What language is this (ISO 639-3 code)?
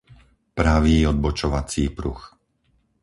slk